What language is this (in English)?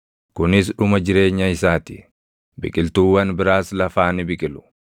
Oromo